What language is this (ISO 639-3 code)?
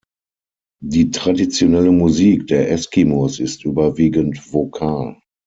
deu